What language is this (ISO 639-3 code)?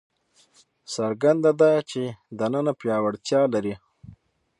pus